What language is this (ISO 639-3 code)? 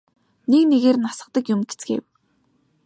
mon